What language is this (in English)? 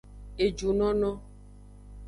Aja (Benin)